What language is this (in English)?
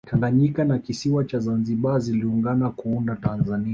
Swahili